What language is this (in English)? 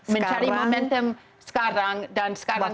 Indonesian